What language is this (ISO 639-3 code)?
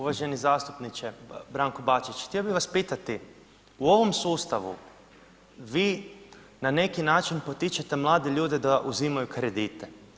hrv